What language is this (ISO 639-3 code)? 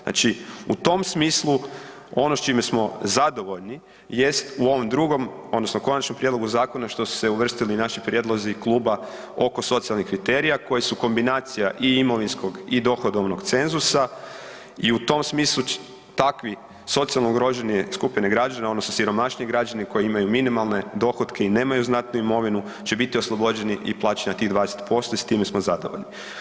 hrv